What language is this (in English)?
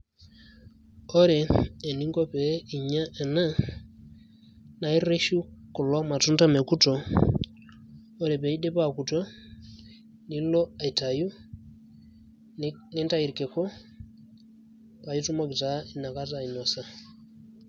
Masai